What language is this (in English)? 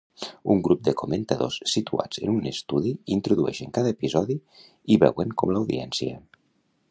Catalan